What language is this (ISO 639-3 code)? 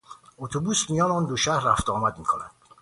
fas